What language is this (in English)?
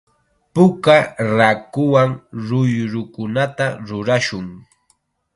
Chiquián Ancash Quechua